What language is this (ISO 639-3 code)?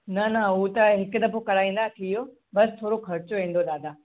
snd